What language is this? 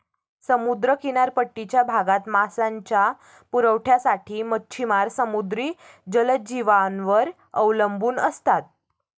Marathi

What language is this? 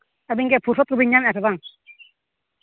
Santali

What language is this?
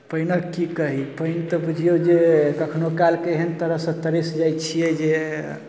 Maithili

